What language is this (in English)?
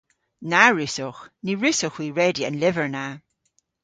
Cornish